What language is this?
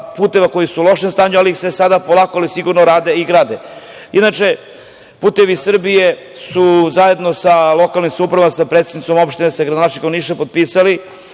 Serbian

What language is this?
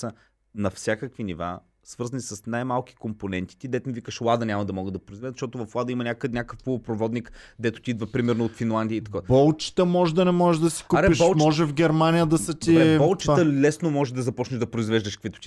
Bulgarian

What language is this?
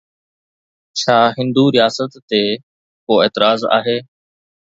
Sindhi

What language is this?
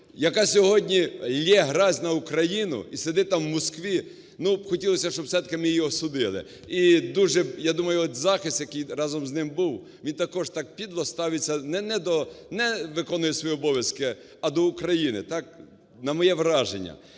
Ukrainian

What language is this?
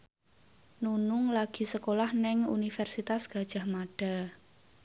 Javanese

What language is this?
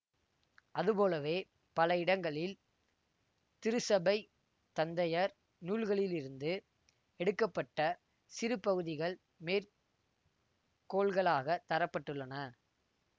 Tamil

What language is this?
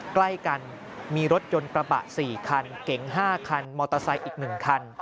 Thai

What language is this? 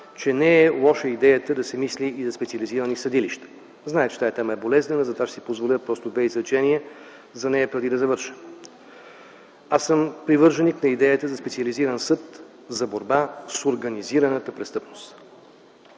Bulgarian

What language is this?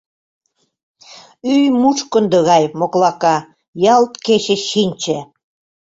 Mari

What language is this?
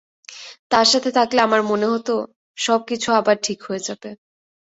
Bangla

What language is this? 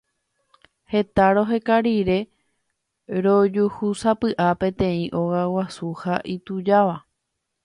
Guarani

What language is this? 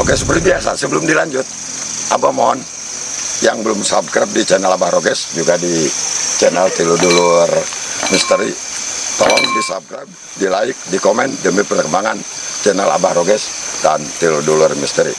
Indonesian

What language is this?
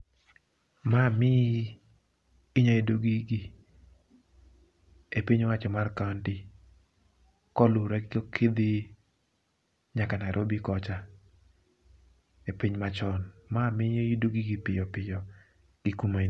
Luo (Kenya and Tanzania)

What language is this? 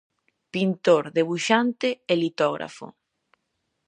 Galician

